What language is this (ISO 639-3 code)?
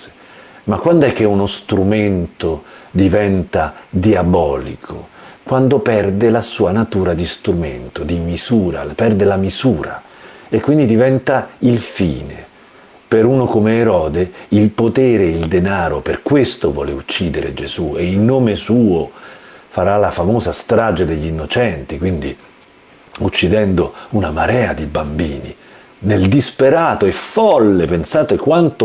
ita